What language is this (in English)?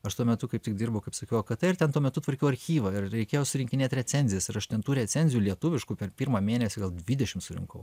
Lithuanian